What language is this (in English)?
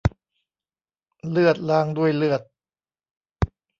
Thai